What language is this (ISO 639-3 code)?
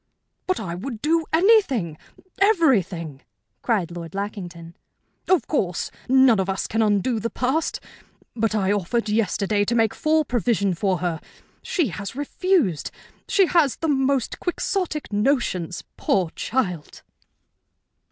eng